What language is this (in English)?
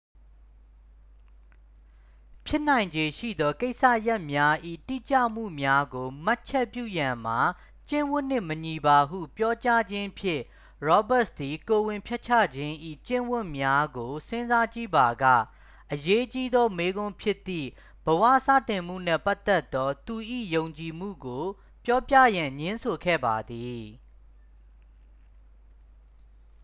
Burmese